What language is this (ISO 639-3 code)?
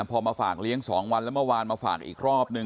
tha